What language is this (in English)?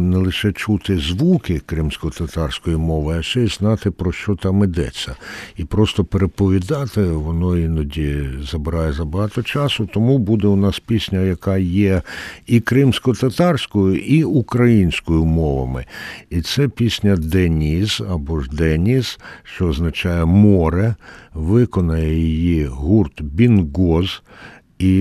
Ukrainian